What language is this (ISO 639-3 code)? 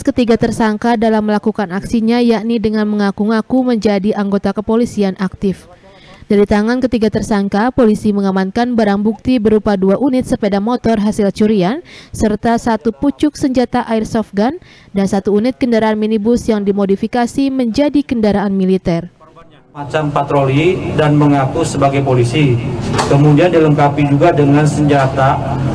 ind